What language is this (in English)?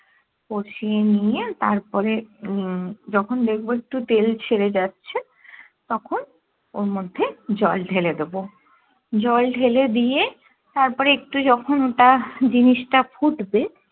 Bangla